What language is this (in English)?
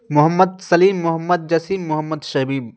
Urdu